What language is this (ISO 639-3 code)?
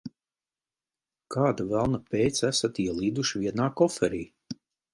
lav